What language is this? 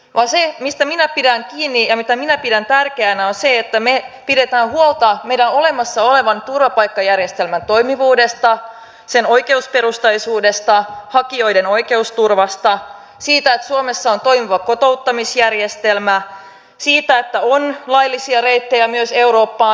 Finnish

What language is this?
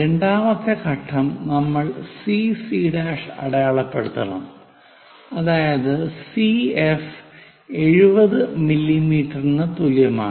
Malayalam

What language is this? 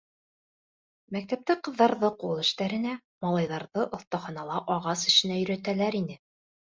Bashkir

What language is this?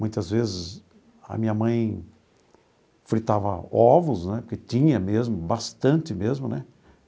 Portuguese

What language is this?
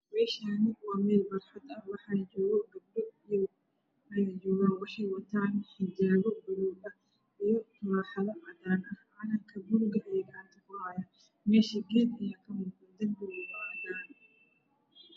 Somali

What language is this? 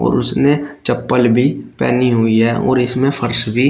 Hindi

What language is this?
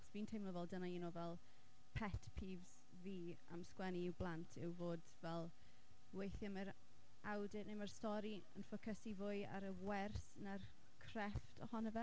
Welsh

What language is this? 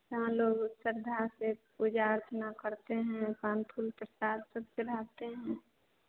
Hindi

